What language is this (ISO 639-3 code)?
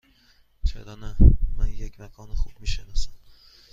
fas